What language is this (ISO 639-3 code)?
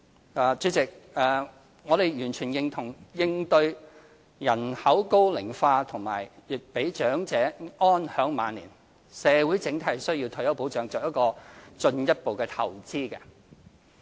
yue